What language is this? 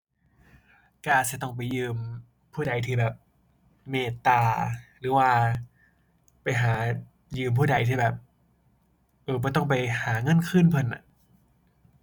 Thai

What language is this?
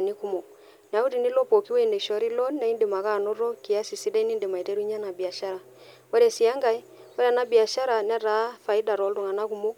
Masai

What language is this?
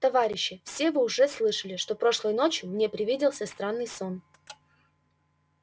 Russian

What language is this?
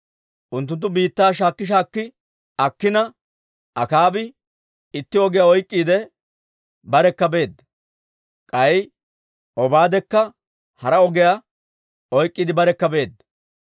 Dawro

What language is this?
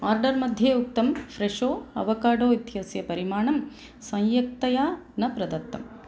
Sanskrit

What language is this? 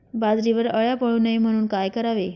Marathi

